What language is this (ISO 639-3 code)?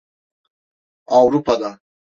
tur